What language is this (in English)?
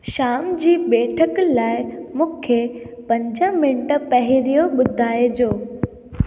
Sindhi